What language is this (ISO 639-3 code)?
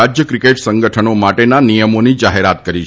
guj